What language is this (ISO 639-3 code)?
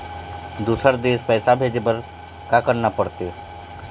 hne